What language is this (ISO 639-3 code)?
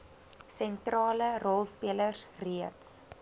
afr